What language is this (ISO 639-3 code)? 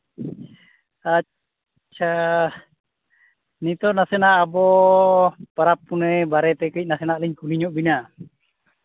sat